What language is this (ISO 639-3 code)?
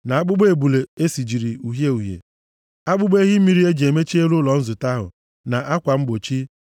ibo